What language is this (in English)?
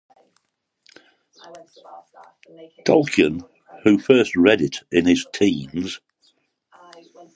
English